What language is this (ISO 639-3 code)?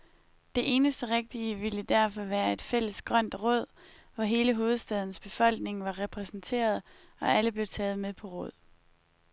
dan